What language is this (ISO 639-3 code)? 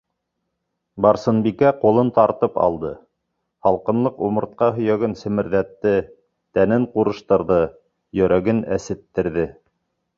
bak